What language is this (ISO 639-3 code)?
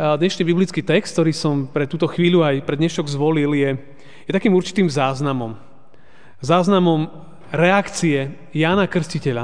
slk